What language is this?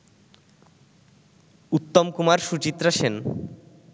Bangla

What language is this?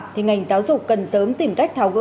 Vietnamese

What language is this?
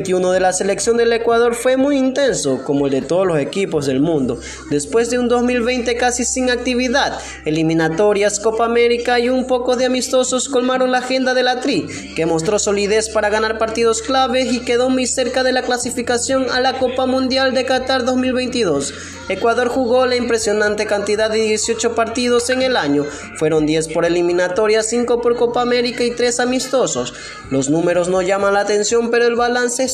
Spanish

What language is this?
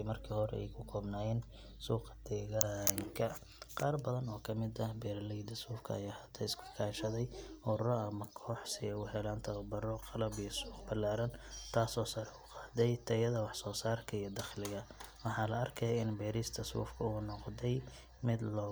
Somali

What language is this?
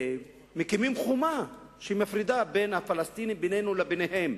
Hebrew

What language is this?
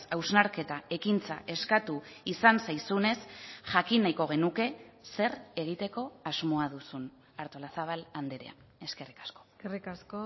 Basque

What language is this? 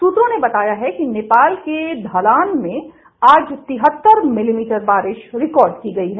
Hindi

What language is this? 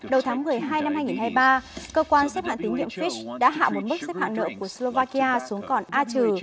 Vietnamese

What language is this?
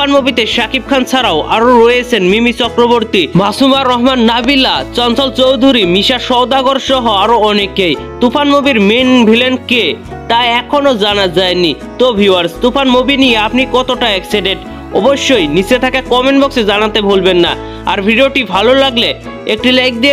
Bangla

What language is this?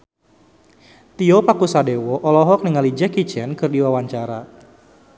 Sundanese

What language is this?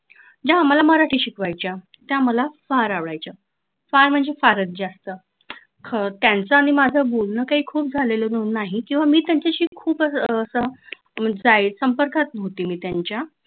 Marathi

